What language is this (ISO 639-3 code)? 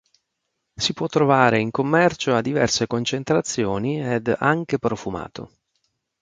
ita